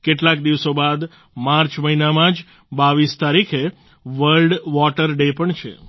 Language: Gujarati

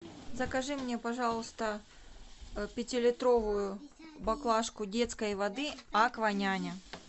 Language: Russian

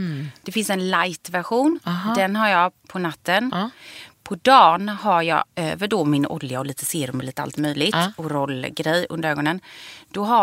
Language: Swedish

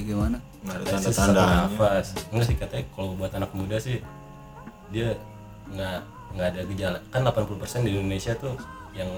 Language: Indonesian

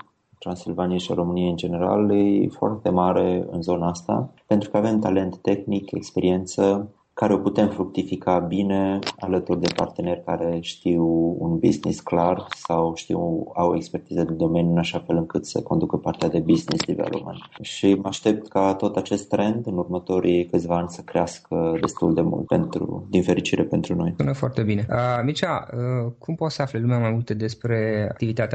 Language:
Romanian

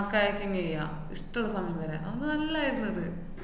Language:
Malayalam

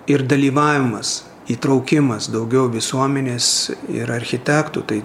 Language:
Lithuanian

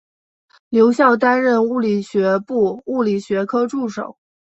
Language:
Chinese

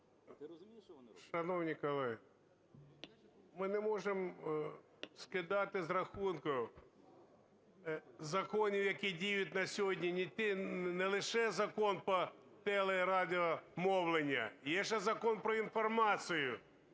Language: Ukrainian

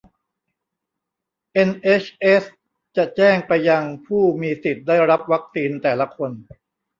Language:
Thai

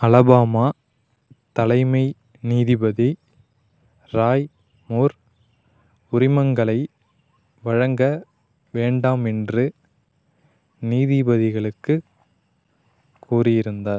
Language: Tamil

